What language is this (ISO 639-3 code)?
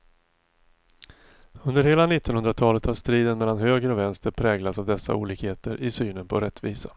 swe